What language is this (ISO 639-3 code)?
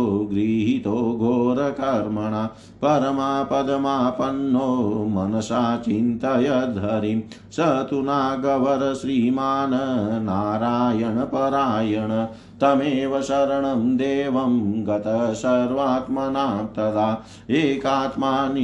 hin